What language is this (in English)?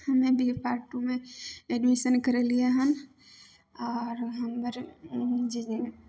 Maithili